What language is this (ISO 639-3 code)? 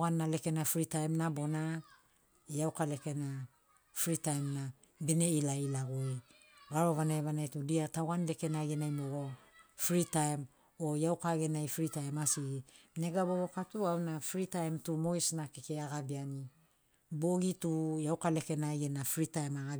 snc